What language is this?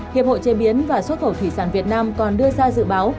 Vietnamese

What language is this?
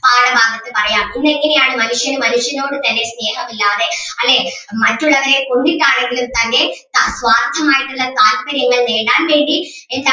Malayalam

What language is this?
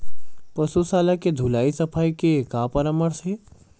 Chhattisgarhi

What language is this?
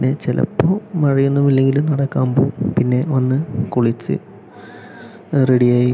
Malayalam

